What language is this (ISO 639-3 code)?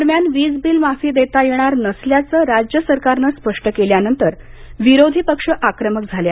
mar